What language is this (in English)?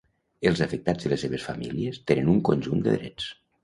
Catalan